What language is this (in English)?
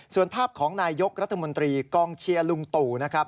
Thai